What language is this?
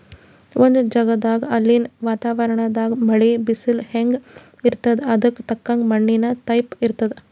Kannada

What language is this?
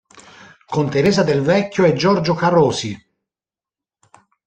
Italian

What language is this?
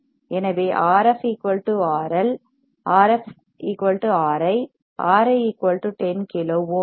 Tamil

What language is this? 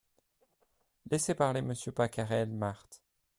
French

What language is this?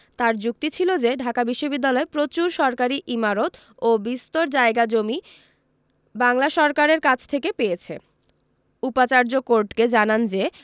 Bangla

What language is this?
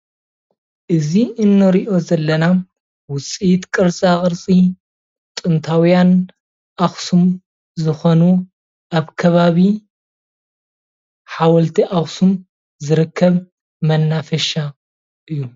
Tigrinya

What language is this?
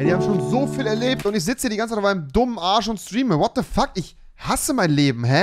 German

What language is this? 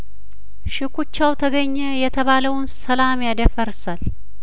Amharic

